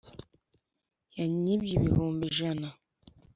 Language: Kinyarwanda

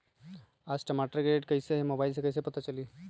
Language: Magahi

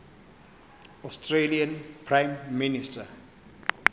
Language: Xhosa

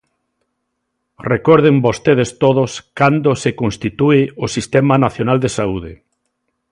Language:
Galician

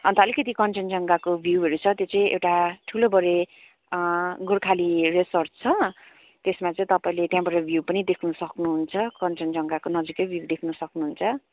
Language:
Nepali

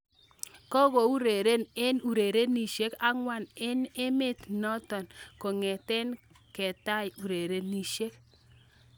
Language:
Kalenjin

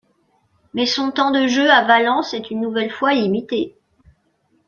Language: French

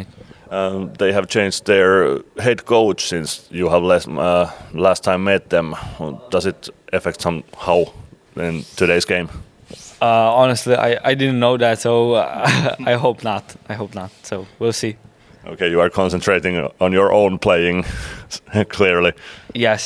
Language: Finnish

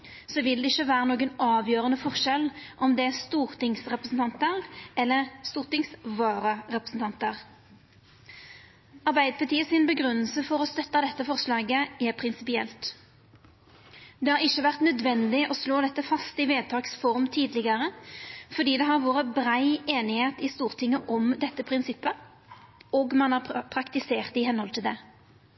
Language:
Norwegian Nynorsk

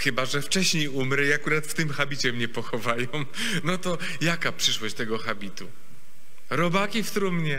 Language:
Polish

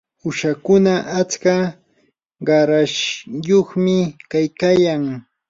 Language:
Yanahuanca Pasco Quechua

